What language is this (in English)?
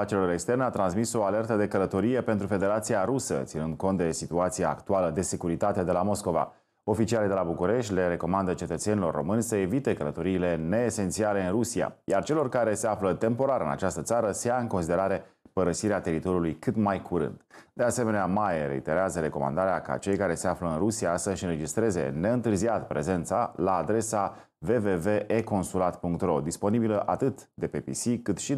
Romanian